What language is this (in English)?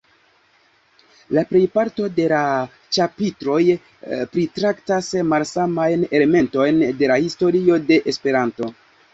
Esperanto